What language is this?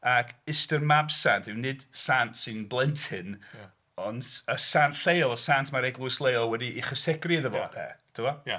Welsh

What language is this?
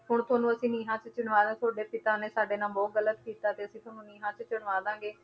Punjabi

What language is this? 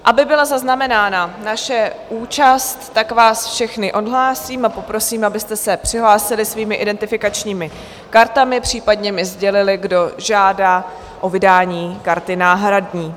Czech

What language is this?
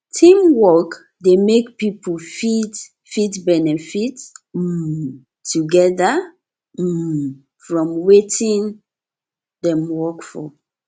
Nigerian Pidgin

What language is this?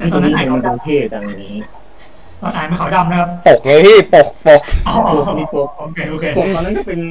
Thai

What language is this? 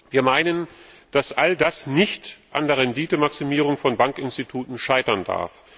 German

